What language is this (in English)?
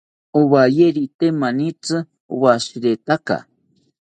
South Ucayali Ashéninka